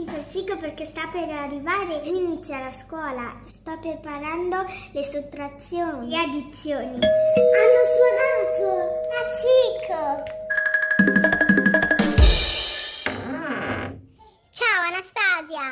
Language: Italian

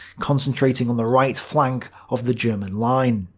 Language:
English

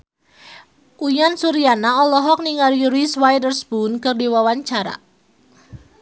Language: Sundanese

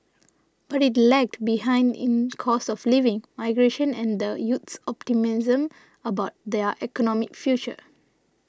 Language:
English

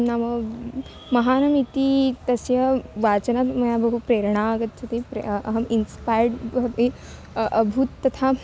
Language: Sanskrit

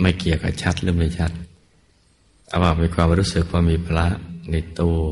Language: Thai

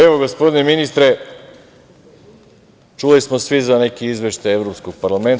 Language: Serbian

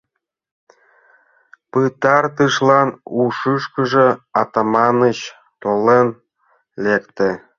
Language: Mari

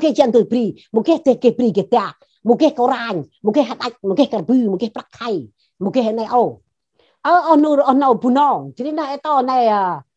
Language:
Thai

